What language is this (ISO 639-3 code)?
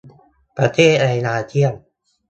tha